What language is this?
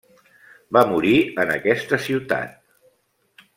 Catalan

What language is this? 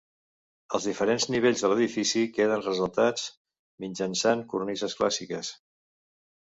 Catalan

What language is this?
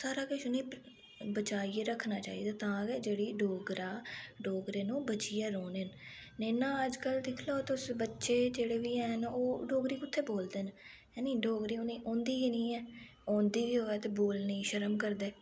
Dogri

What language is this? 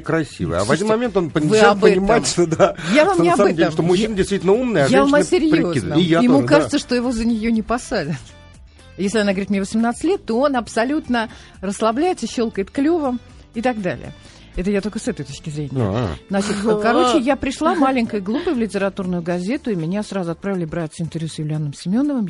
Russian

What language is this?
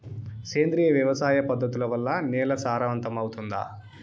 Telugu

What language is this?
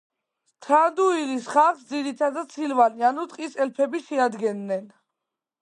Georgian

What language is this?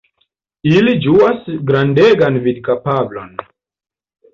Esperanto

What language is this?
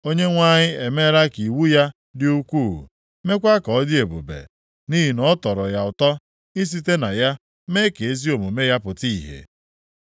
Igbo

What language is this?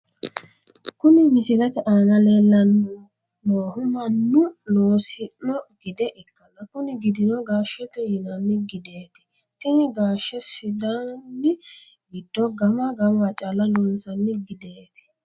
Sidamo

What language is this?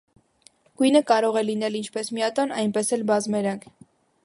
Armenian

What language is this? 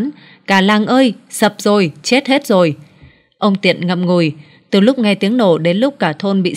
Vietnamese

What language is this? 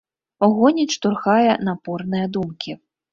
Belarusian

